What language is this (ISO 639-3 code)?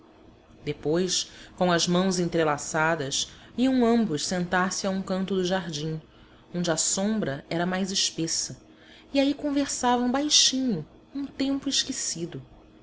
por